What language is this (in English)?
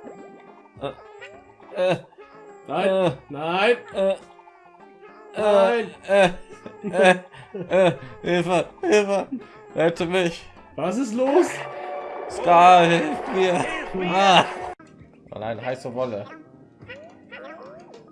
German